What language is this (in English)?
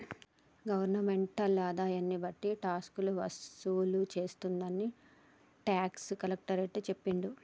Telugu